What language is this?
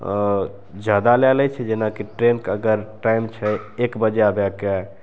Maithili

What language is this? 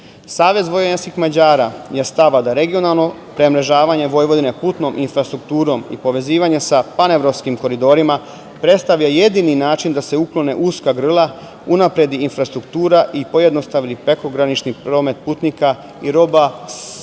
Serbian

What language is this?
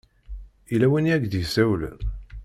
Kabyle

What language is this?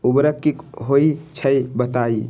Magahi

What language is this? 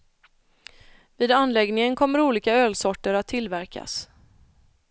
Swedish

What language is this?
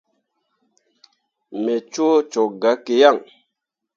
Mundang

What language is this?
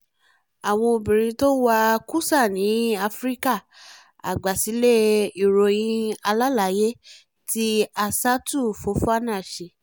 Yoruba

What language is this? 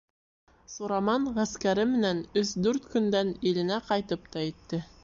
Bashkir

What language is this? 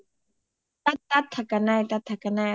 Assamese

